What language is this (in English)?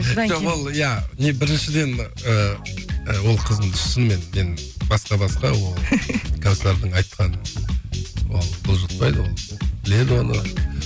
Kazakh